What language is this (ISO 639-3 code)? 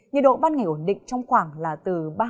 vie